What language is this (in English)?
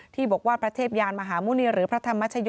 Thai